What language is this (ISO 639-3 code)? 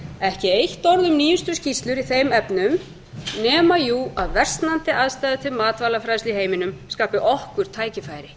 isl